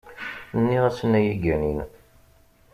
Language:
Kabyle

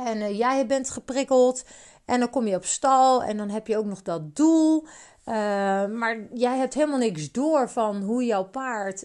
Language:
Dutch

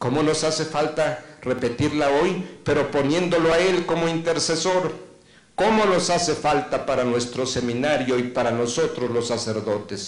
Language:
Spanish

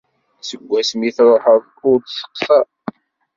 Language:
Kabyle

